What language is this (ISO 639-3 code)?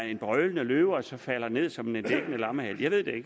dan